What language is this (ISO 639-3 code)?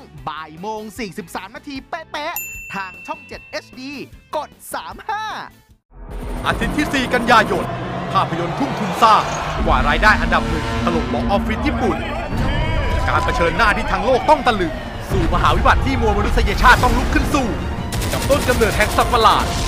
tha